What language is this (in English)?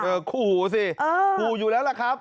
Thai